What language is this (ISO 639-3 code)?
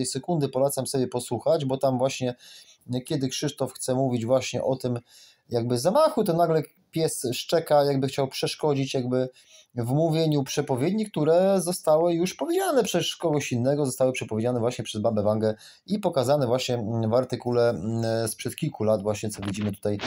pol